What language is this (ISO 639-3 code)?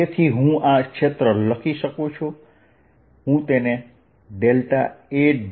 guj